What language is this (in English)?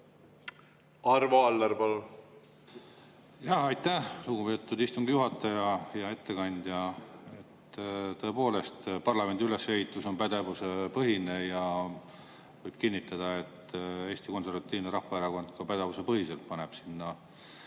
Estonian